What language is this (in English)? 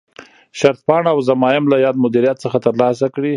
Pashto